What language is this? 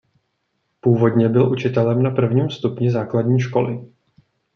Czech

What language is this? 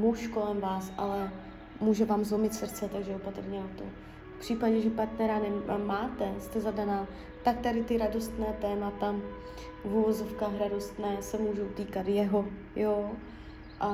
Czech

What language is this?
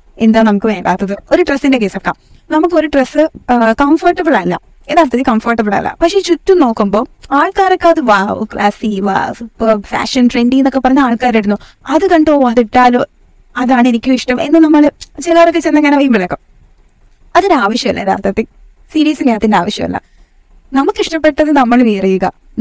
Malayalam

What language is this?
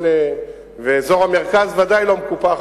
Hebrew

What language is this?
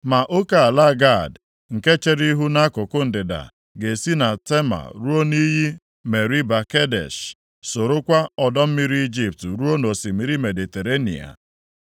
Igbo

